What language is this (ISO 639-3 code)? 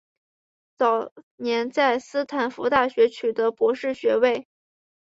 zho